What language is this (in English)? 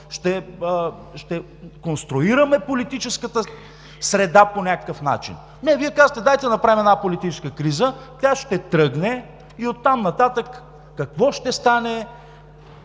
Bulgarian